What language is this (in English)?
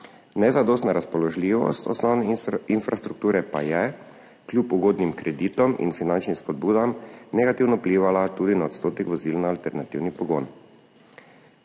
Slovenian